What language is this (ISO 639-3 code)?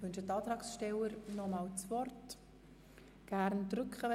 gsw